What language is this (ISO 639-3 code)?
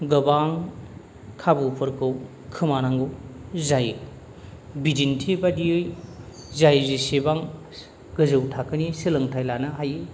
brx